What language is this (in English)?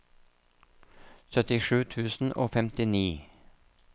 Norwegian